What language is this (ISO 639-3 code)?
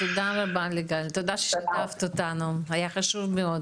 heb